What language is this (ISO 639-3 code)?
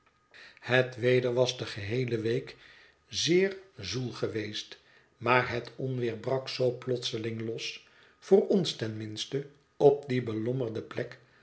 nld